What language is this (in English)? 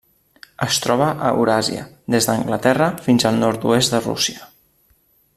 Catalan